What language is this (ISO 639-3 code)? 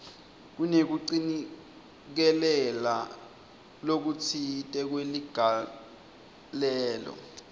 ssw